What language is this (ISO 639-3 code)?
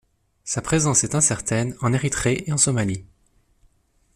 fra